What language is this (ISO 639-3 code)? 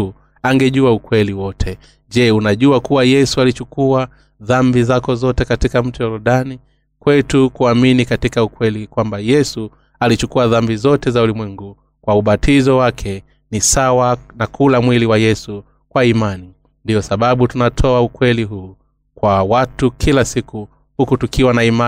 swa